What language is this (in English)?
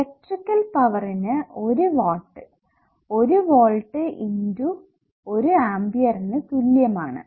Malayalam